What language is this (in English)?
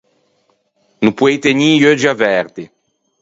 Ligurian